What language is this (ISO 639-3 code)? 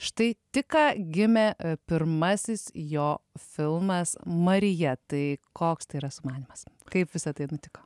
lit